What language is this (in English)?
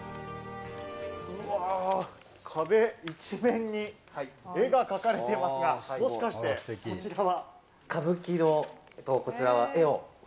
Japanese